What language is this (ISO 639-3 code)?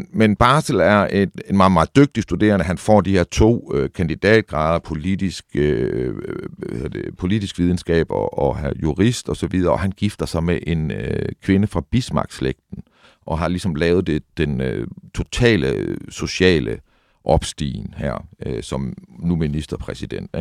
dan